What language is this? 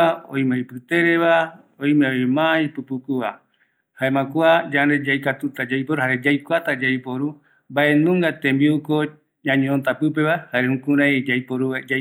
Eastern Bolivian Guaraní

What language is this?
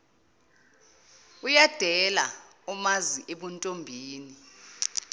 Zulu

